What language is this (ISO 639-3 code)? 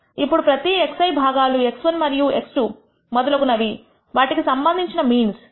tel